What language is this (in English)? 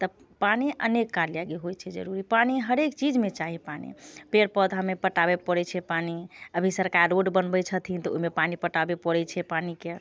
Maithili